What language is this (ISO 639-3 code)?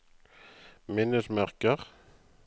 nor